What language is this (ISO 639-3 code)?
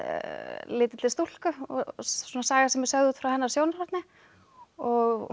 isl